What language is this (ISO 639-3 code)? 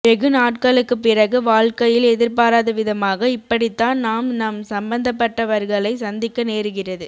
tam